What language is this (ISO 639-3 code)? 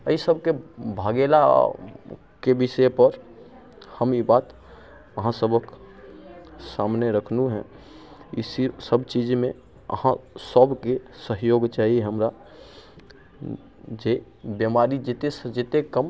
mai